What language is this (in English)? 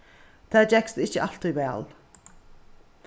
Faroese